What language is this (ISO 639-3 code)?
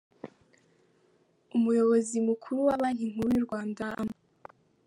kin